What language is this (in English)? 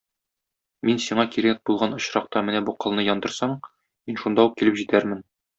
Tatar